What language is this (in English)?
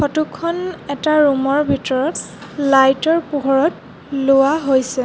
Assamese